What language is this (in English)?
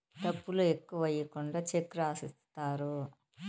Telugu